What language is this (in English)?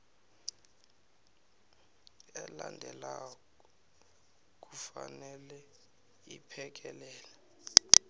South Ndebele